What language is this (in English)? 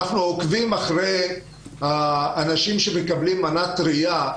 Hebrew